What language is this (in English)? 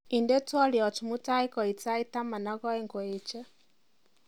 Kalenjin